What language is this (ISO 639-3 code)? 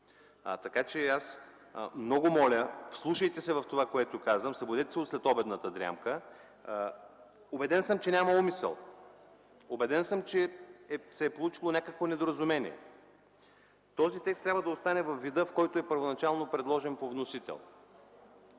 bul